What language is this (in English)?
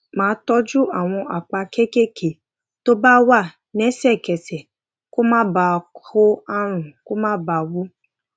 Yoruba